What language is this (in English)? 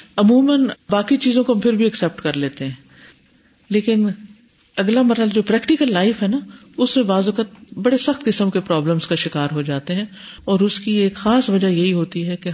Urdu